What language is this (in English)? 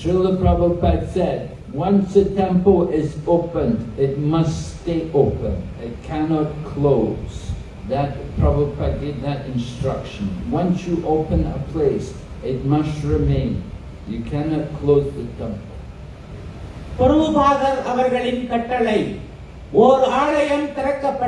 English